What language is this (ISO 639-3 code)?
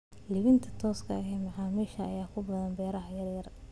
som